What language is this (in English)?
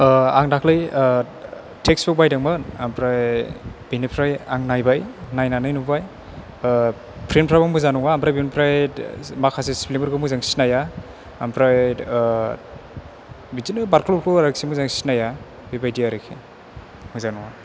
Bodo